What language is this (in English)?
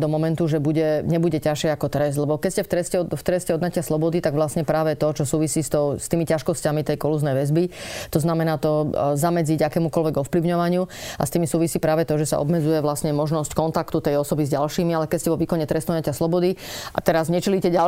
Slovak